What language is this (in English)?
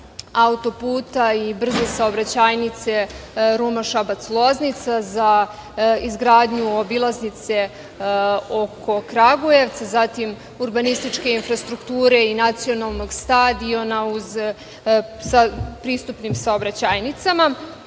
Serbian